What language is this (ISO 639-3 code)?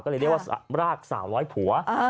tha